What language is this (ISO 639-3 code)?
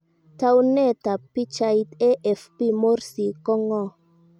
kln